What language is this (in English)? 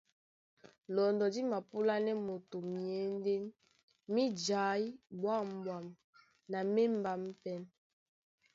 Duala